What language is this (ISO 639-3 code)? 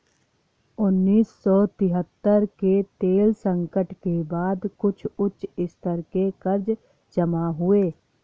hin